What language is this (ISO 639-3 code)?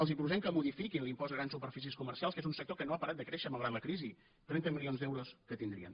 cat